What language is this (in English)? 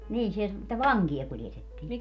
Finnish